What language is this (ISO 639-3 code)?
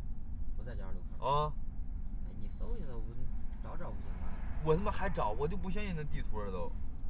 zho